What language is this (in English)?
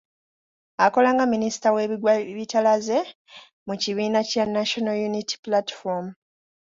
Ganda